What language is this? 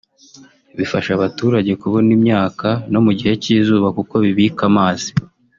Kinyarwanda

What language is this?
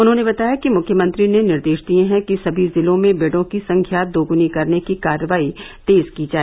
Hindi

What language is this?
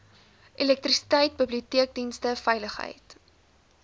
Afrikaans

